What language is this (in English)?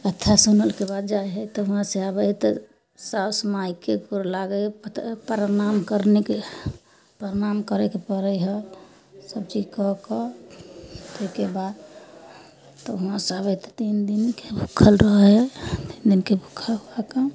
Maithili